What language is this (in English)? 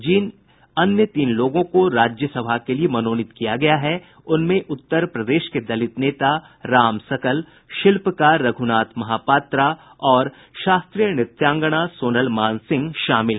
Hindi